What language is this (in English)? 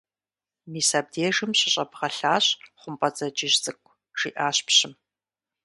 Kabardian